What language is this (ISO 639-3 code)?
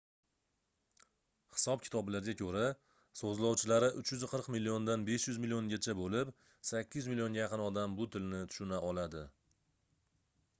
uzb